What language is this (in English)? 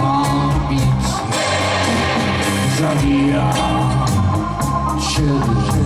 Polish